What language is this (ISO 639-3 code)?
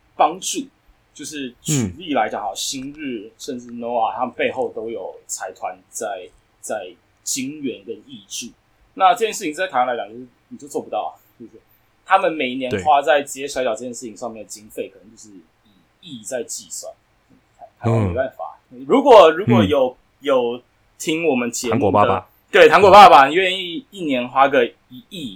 zho